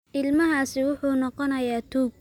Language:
Somali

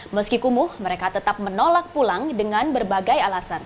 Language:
Indonesian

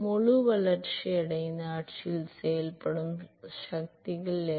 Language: Tamil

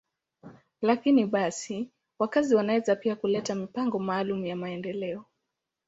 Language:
Swahili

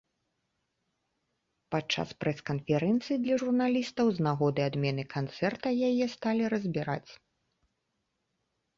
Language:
Belarusian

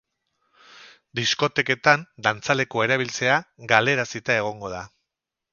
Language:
Basque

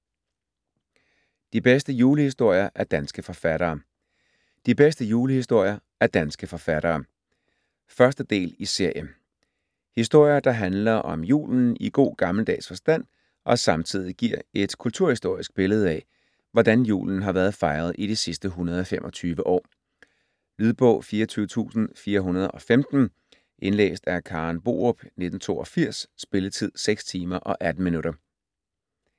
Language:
Danish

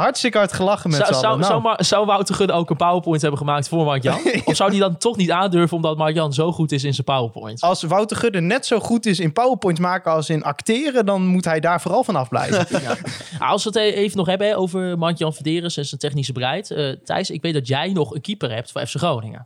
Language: Dutch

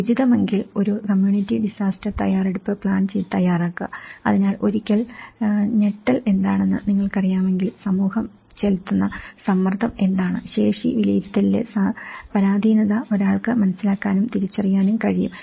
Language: Malayalam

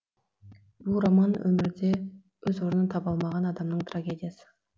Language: Kazakh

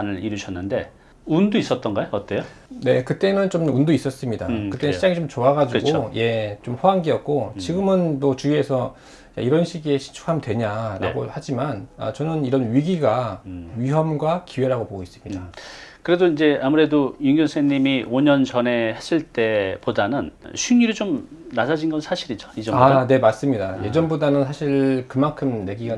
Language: Korean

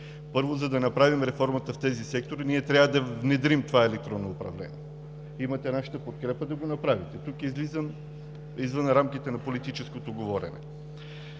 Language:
Bulgarian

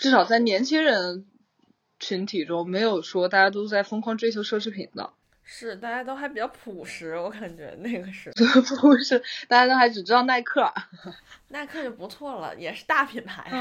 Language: Chinese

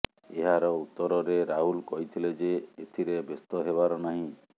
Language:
Odia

